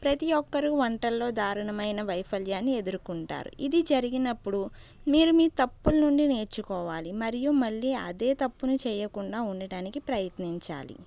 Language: Telugu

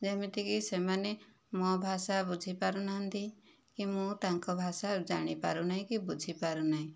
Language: Odia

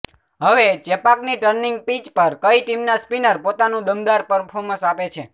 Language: Gujarati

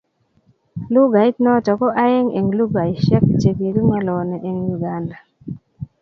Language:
Kalenjin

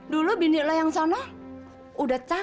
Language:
Indonesian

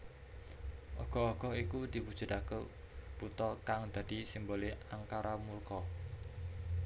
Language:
Javanese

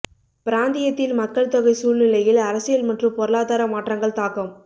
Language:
Tamil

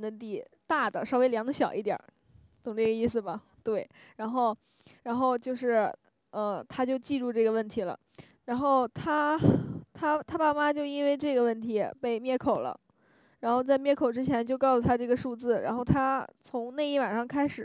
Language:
Chinese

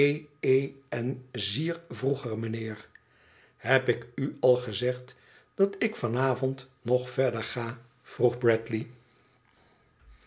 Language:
Dutch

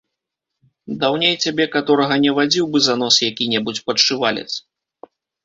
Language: Belarusian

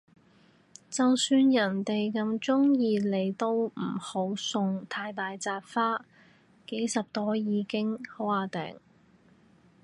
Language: Cantonese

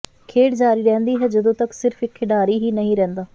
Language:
Punjabi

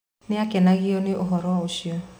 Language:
Kikuyu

